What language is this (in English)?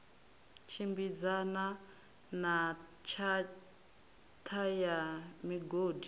Venda